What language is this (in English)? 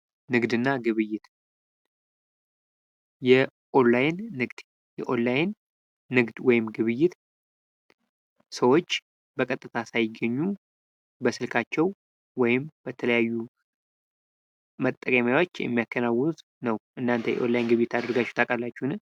Amharic